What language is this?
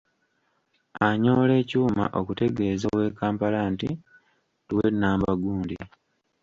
Ganda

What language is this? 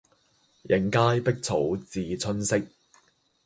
Cantonese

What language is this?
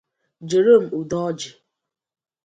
Igbo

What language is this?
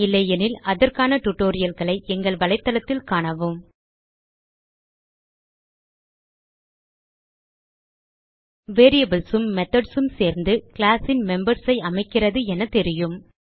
Tamil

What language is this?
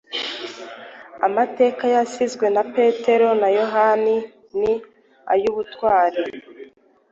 Kinyarwanda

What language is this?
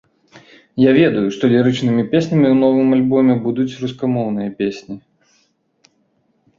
Belarusian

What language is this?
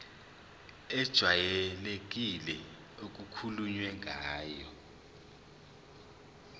Zulu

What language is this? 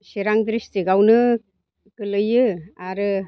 Bodo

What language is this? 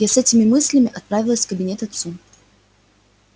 Russian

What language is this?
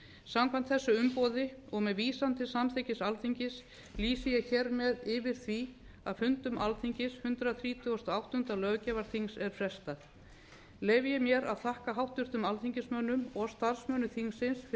Icelandic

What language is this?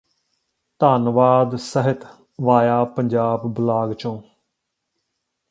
Punjabi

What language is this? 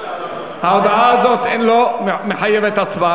Hebrew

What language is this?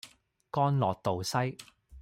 Cantonese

